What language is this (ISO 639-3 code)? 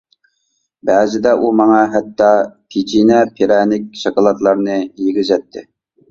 uig